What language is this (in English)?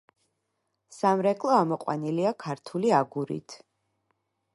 Georgian